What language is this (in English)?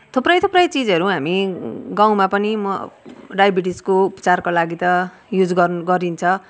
Nepali